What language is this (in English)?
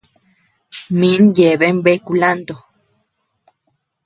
Tepeuxila Cuicatec